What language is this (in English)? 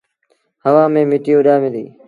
Sindhi Bhil